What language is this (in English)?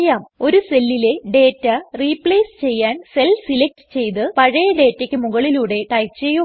Malayalam